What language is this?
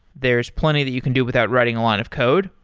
English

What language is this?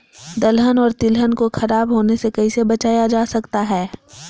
Magahi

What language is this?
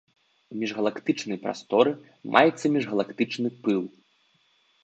Belarusian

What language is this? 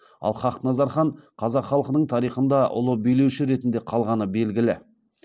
Kazakh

